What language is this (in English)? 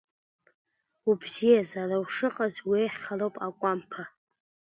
Abkhazian